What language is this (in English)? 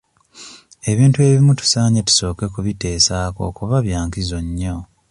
Ganda